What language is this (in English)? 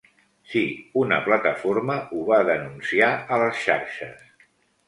Catalan